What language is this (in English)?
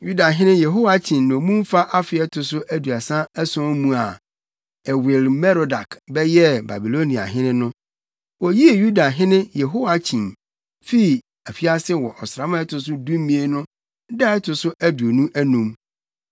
Akan